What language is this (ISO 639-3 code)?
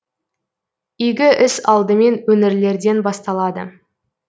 kaz